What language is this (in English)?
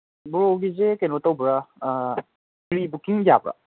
Manipuri